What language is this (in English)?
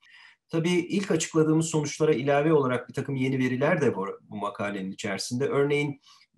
Turkish